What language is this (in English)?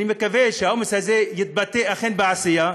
Hebrew